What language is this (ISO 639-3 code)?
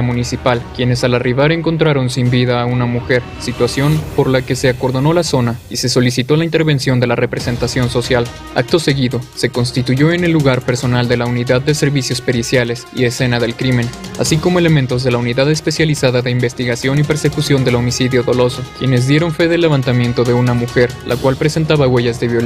spa